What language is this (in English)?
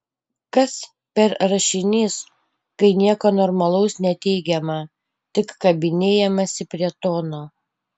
Lithuanian